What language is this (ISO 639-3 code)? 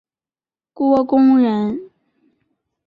zho